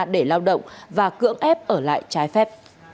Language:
Vietnamese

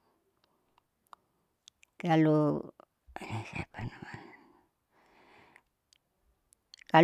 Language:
Saleman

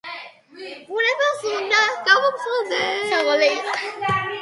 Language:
Georgian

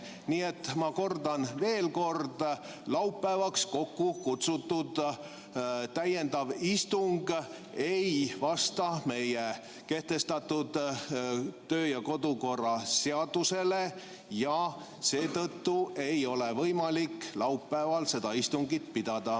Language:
Estonian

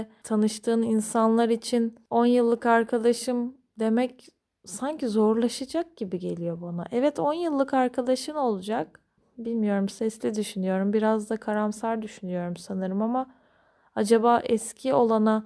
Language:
Turkish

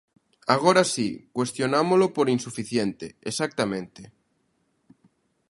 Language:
Galician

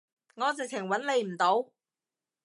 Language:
Cantonese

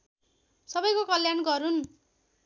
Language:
Nepali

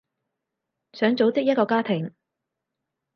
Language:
Cantonese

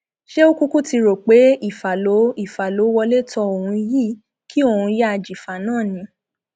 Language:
Yoruba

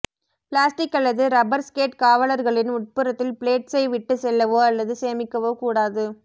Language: Tamil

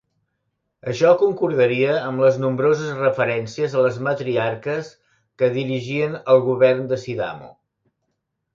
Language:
Catalan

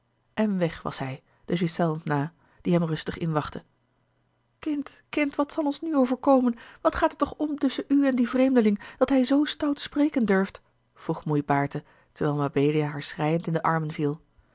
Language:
Dutch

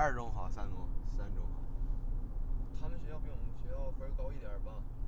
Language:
Chinese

